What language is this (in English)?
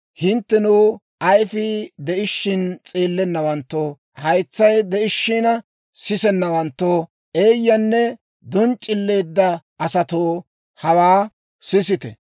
Dawro